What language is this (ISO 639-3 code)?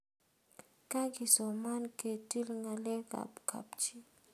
kln